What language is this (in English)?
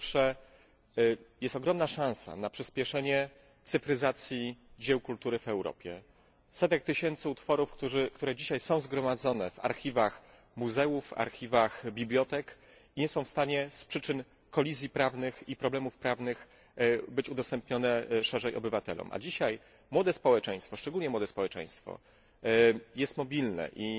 Polish